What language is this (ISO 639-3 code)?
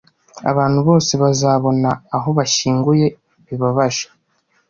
kin